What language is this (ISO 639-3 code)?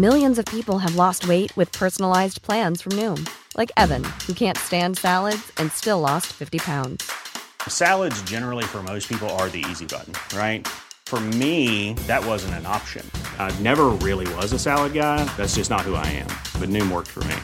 fil